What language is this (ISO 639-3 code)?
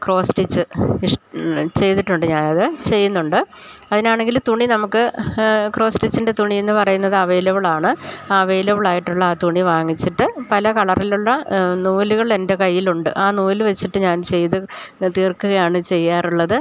mal